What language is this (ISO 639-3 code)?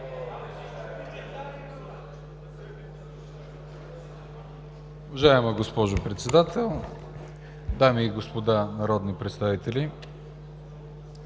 bul